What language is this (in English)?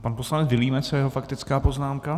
Czech